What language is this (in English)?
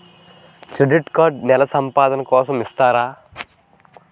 Telugu